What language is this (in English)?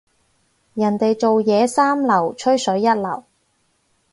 Cantonese